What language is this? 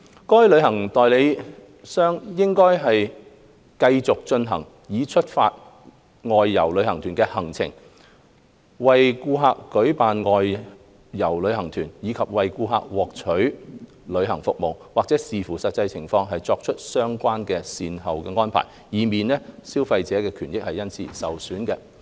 Cantonese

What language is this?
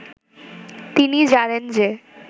Bangla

